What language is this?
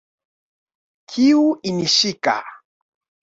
Swahili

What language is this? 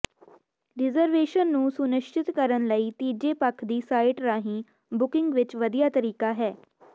Punjabi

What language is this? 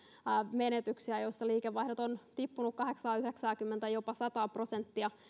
Finnish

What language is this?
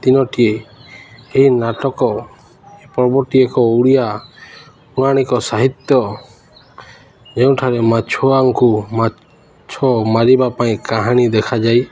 Odia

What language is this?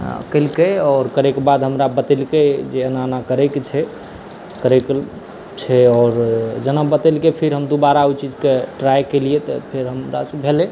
Maithili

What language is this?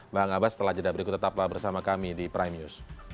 Indonesian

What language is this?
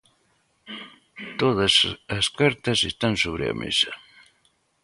Galician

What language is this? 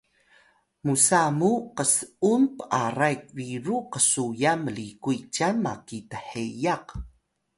Atayal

